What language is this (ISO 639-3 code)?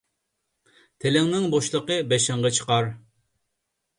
uig